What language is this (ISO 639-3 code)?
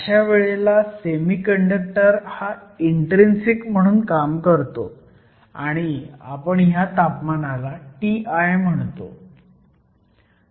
mar